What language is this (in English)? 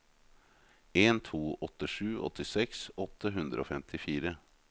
Norwegian